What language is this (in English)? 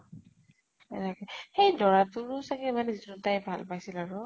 Assamese